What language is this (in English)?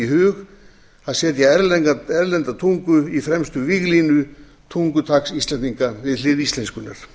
Icelandic